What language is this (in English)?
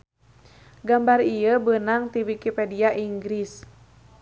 Sundanese